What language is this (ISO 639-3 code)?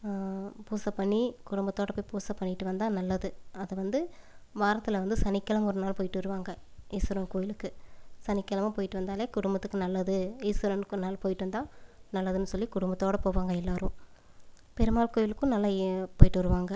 tam